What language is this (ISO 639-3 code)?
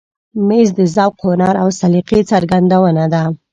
pus